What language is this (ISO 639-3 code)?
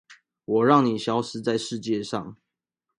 zho